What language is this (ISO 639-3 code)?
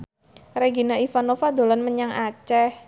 jav